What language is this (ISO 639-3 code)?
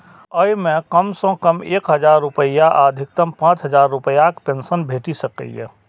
mai